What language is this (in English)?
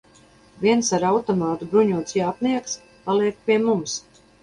Latvian